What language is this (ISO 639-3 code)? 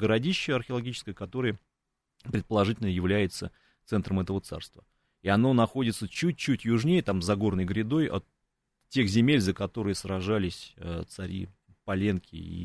rus